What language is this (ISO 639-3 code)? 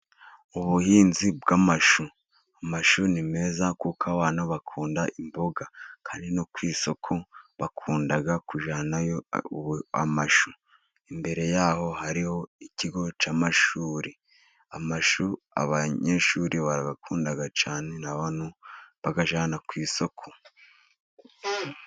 kin